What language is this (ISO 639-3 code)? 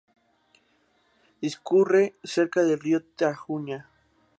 spa